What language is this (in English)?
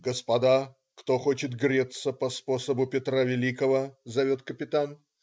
Russian